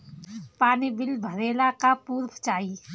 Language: Bhojpuri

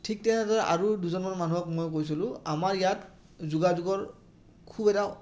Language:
Assamese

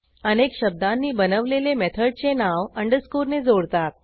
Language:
Marathi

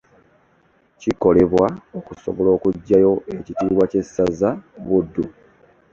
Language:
Ganda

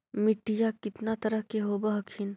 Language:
Magahi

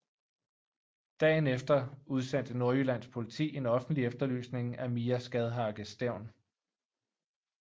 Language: Danish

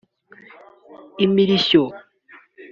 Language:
Kinyarwanda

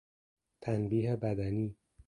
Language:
Persian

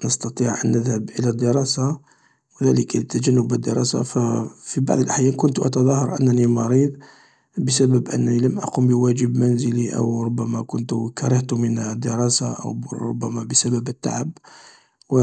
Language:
Algerian Arabic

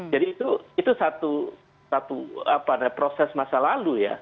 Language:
Indonesian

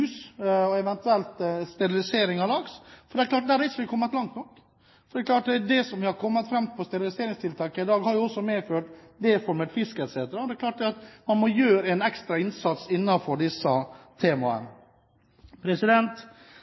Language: Norwegian Bokmål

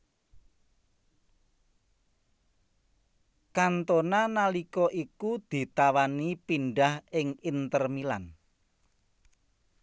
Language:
Javanese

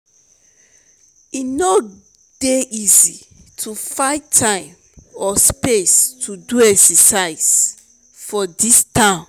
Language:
Nigerian Pidgin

